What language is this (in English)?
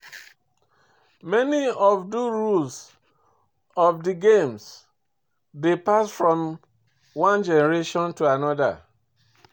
Nigerian Pidgin